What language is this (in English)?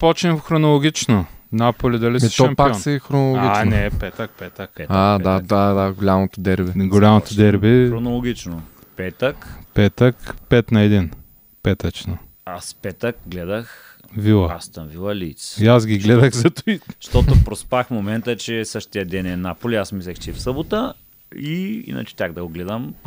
Bulgarian